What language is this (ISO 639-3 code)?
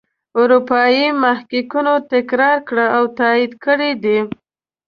pus